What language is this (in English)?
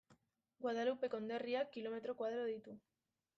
Basque